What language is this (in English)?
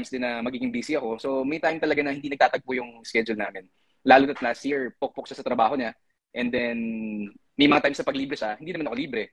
Filipino